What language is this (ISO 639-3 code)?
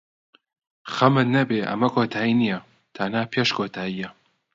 ckb